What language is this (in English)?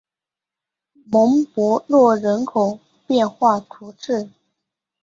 Chinese